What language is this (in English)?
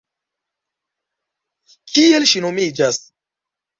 Esperanto